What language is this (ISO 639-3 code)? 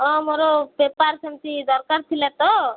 ori